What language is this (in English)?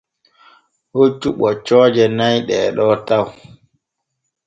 Borgu Fulfulde